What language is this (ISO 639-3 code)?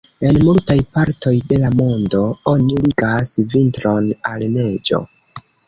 epo